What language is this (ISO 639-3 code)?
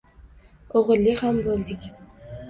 uzb